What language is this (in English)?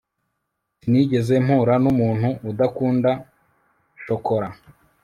Kinyarwanda